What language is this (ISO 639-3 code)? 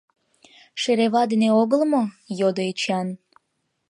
chm